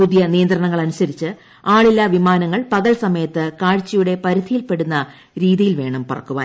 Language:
Malayalam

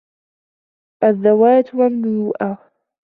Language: Arabic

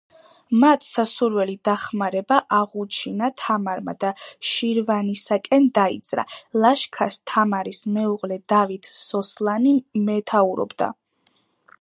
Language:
Georgian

